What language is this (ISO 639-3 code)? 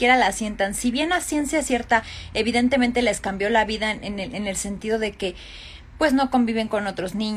spa